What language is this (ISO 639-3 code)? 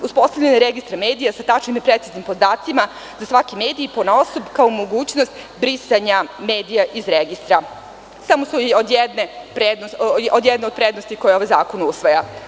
srp